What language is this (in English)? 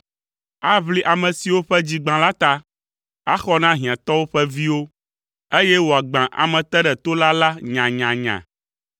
Ewe